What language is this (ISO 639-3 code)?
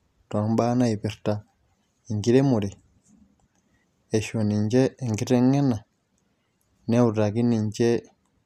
mas